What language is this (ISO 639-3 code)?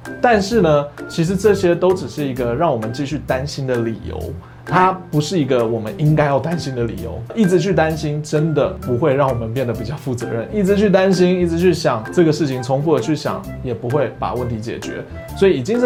zho